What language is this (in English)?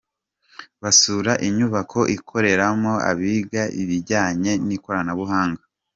Kinyarwanda